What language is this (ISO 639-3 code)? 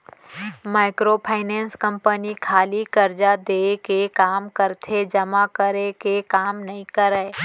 hne